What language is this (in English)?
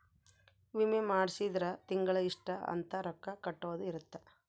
Kannada